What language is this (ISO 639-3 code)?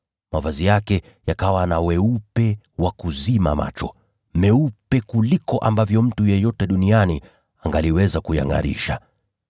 swa